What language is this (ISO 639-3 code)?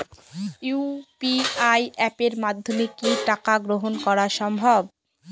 ben